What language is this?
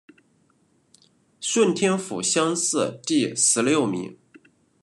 Chinese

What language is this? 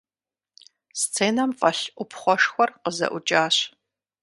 Kabardian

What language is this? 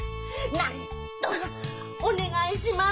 Japanese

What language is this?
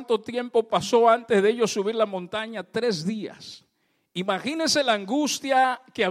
Spanish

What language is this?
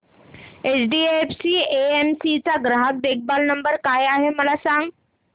Marathi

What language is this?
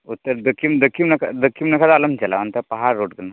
Santali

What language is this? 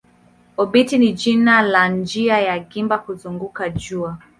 Swahili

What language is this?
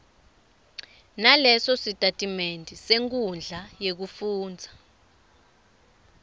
Swati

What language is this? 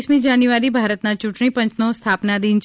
Gujarati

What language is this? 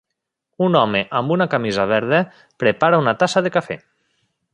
Catalan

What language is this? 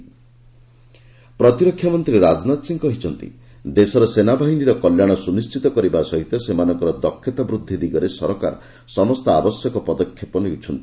Odia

